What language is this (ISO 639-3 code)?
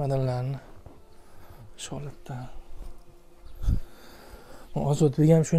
tur